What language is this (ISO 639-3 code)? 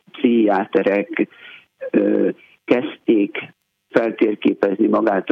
hun